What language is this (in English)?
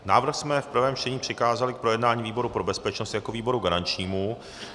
Czech